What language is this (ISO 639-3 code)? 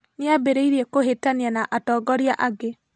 kik